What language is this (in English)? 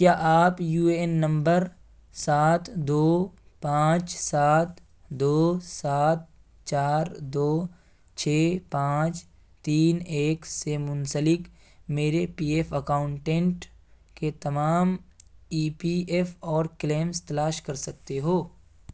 Urdu